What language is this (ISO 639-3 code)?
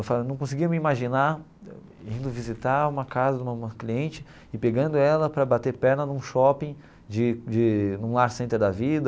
por